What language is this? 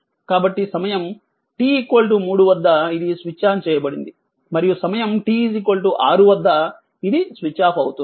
Telugu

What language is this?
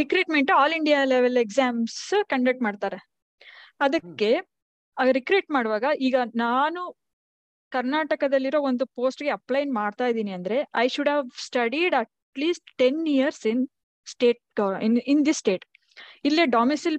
Kannada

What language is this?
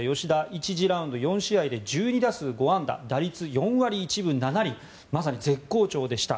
Japanese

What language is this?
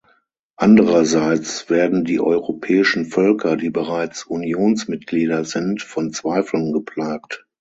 German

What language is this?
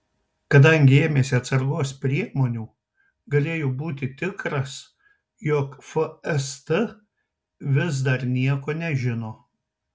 Lithuanian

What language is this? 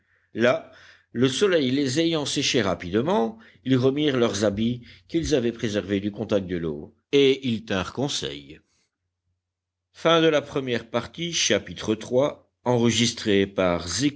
French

